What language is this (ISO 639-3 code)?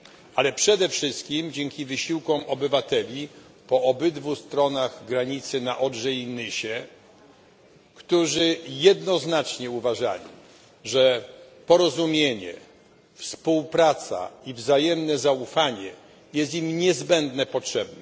pol